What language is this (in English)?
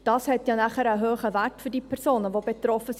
Swiss German